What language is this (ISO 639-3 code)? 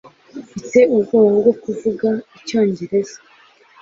kin